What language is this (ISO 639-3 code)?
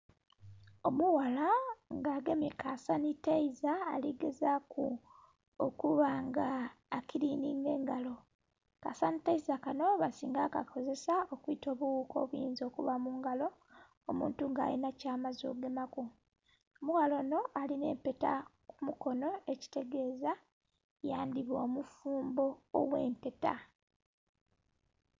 xog